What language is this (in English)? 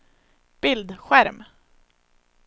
Swedish